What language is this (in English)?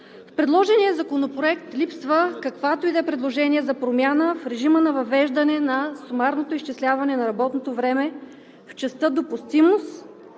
Bulgarian